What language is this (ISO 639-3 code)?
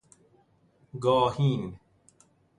fas